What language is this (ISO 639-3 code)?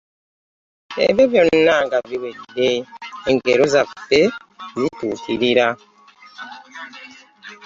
lug